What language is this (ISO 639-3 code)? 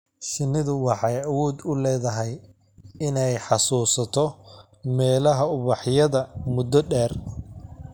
som